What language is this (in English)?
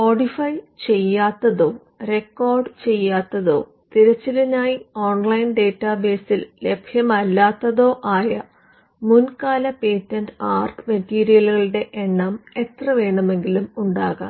Malayalam